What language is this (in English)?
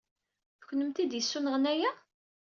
Kabyle